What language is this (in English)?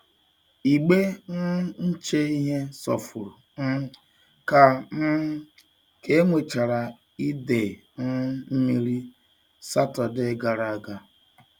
Igbo